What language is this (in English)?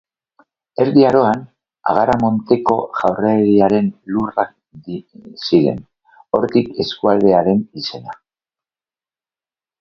Basque